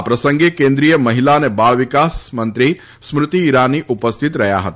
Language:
Gujarati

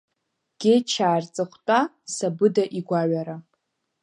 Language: Abkhazian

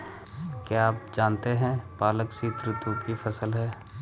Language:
Hindi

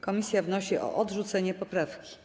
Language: Polish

